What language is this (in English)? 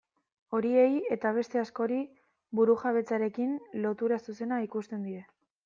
Basque